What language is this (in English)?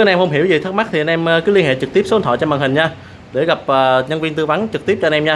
Vietnamese